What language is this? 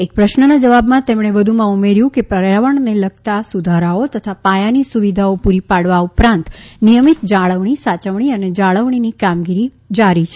Gujarati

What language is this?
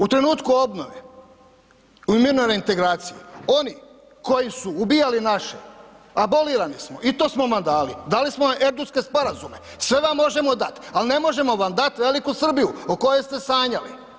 Croatian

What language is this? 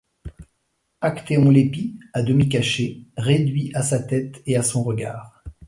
French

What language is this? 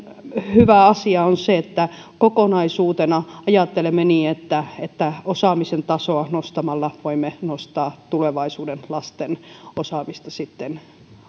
Finnish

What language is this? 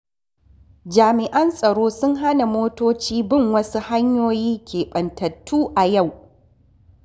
Hausa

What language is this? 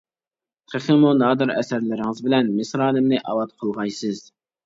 Uyghur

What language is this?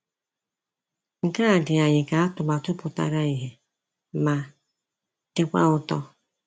Igbo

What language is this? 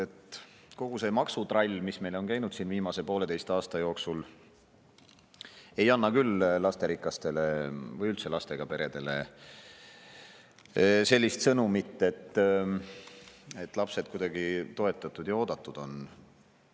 Estonian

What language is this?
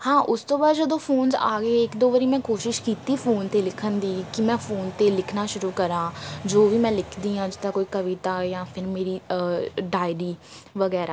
Punjabi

